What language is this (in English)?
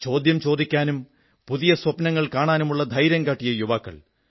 Malayalam